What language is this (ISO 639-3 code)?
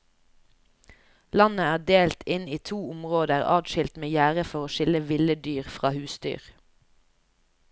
nor